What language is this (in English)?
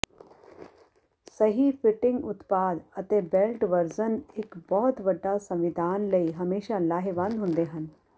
Punjabi